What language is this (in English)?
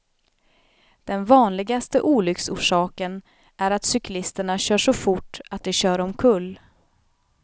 Swedish